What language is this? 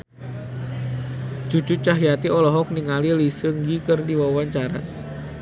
Sundanese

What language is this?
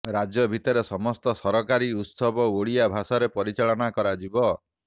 Odia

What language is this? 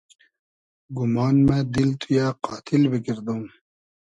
Hazaragi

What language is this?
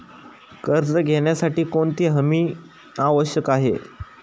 Marathi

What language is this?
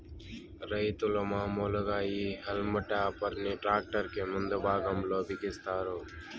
Telugu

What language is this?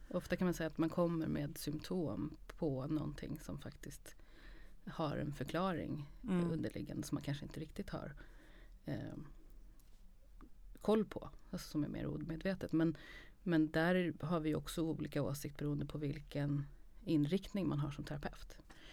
Swedish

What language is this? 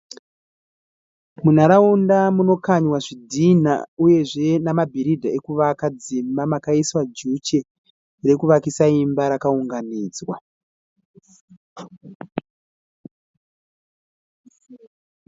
Shona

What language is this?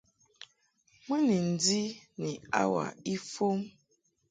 Mungaka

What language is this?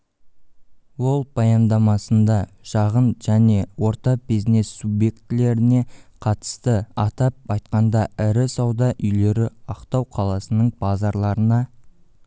Kazakh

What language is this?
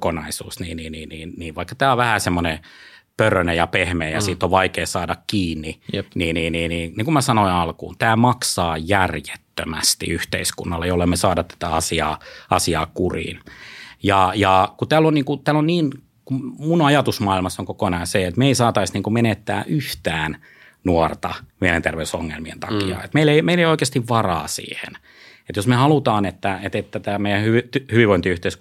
Finnish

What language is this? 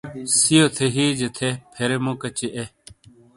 Shina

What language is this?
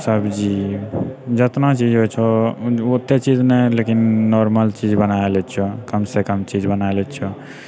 Maithili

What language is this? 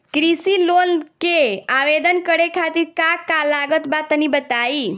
Bhojpuri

